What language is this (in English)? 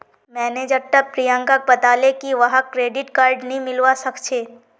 Magahi